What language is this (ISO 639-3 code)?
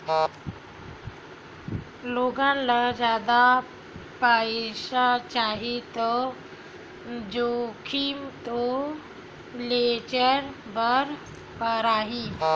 hne